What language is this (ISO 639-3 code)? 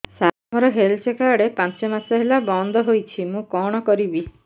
ori